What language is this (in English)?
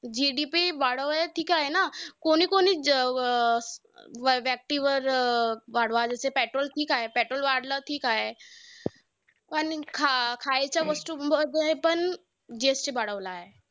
Marathi